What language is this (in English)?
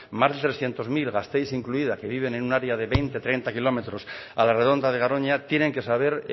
Spanish